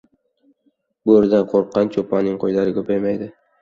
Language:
Uzbek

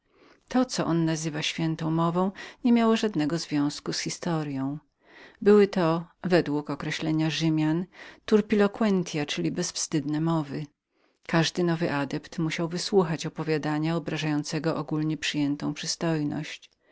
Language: Polish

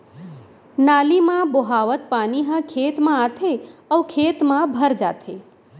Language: Chhattisgarhi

